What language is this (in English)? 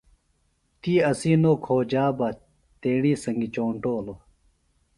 Phalura